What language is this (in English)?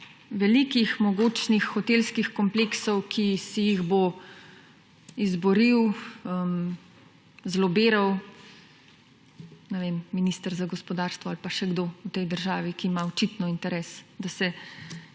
Slovenian